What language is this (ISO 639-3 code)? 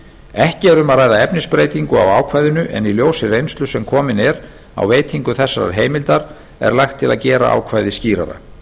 isl